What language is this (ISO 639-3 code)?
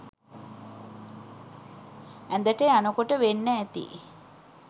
sin